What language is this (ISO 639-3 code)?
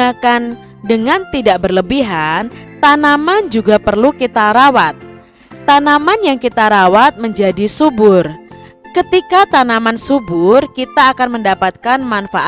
ind